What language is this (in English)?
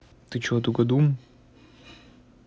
Russian